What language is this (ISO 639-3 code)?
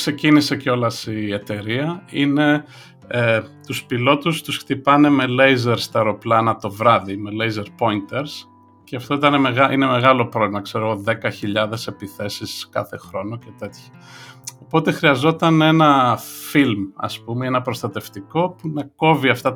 ell